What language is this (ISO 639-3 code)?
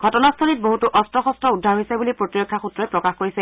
asm